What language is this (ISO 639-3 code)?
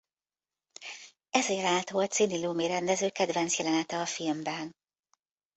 hun